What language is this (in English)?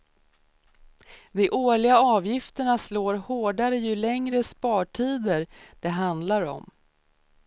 Swedish